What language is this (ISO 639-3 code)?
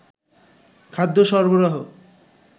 ben